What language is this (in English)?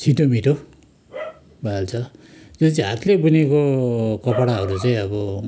Nepali